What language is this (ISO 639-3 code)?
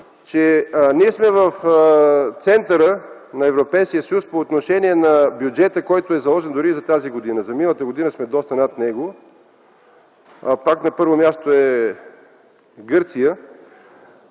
bul